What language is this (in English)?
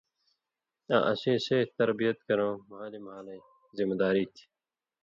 Indus Kohistani